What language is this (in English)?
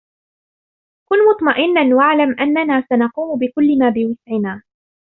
Arabic